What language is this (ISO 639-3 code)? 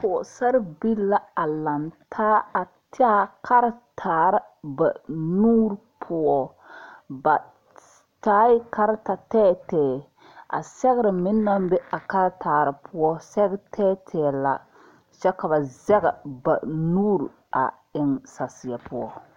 dga